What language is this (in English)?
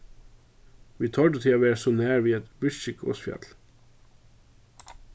Faroese